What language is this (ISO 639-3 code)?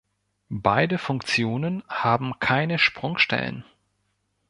deu